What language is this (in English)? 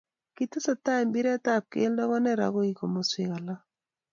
Kalenjin